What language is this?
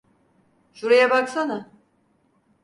Turkish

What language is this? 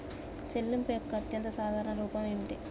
Telugu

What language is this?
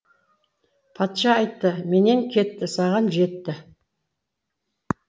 Kazakh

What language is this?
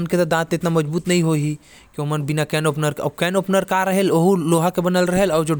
Korwa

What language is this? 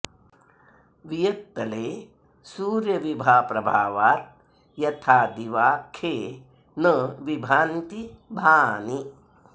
Sanskrit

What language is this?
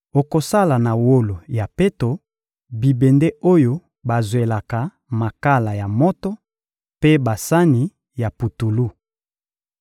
Lingala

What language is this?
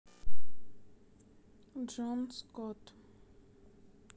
Russian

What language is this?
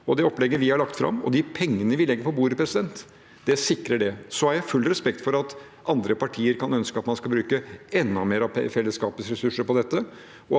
Norwegian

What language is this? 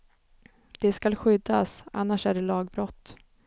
Swedish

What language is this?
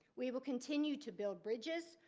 English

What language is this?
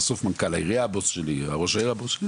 Hebrew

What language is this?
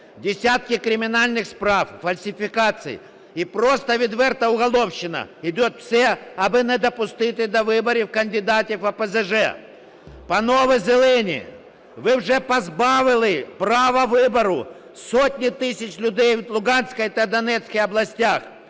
Ukrainian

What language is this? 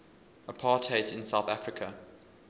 English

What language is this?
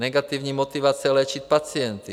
Czech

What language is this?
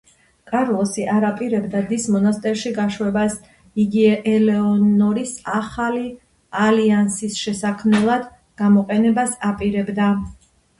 Georgian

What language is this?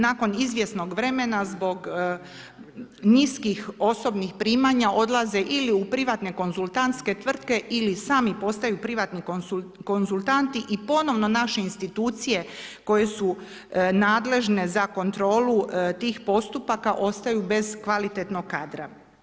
Croatian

